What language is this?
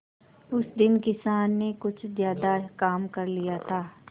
Hindi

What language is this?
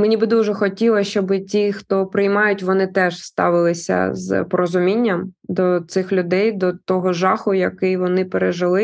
Ukrainian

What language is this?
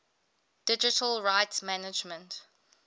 English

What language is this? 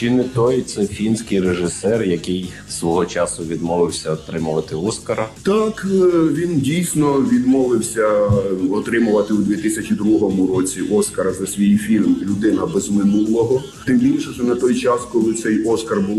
Ukrainian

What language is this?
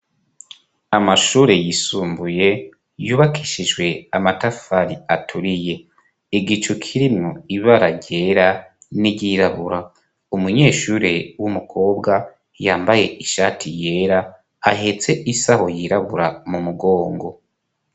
Rundi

